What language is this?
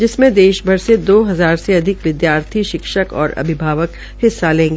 Hindi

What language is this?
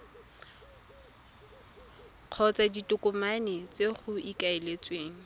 Tswana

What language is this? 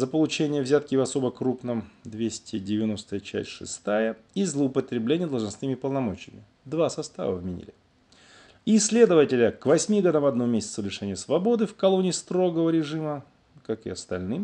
Russian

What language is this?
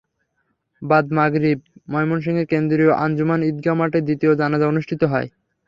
Bangla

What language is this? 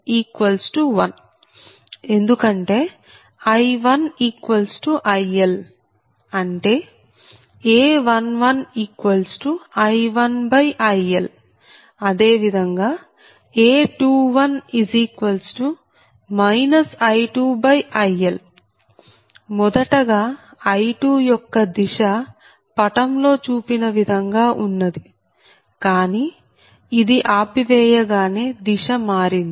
Telugu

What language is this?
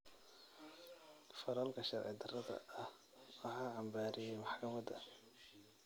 Somali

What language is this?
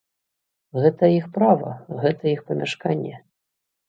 Belarusian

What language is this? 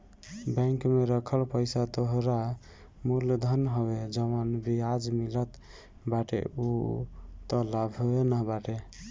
Bhojpuri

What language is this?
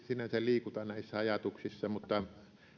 Finnish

